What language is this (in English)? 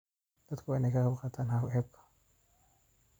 Somali